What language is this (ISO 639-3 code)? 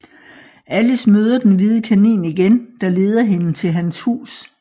dan